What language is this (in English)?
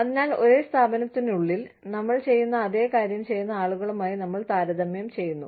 Malayalam